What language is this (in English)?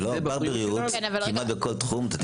Hebrew